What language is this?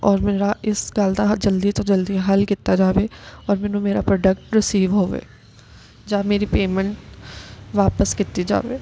Punjabi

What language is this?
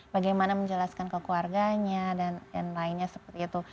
Indonesian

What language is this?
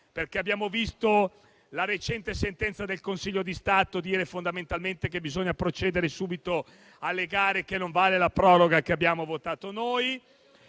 Italian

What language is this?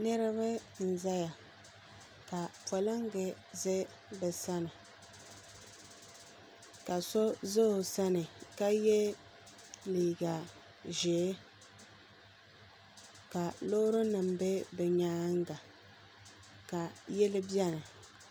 Dagbani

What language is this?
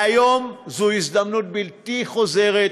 Hebrew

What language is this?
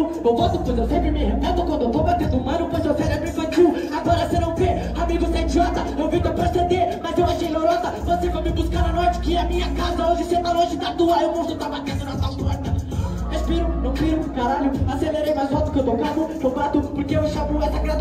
Portuguese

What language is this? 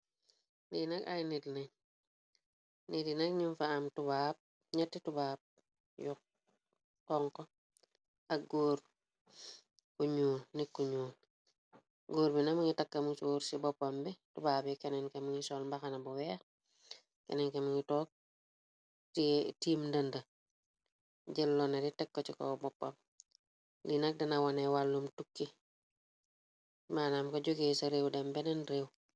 Wolof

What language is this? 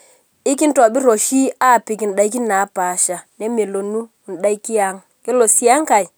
Masai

